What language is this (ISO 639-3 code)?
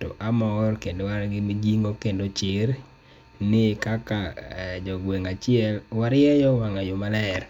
luo